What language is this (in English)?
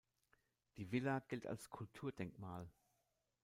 German